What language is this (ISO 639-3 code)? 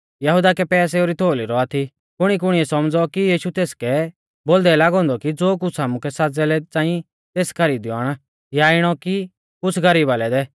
bfz